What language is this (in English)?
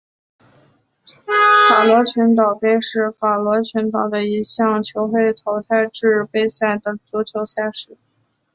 Chinese